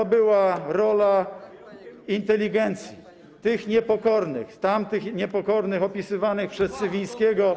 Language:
Polish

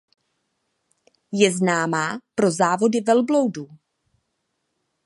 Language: Czech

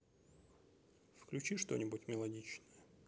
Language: Russian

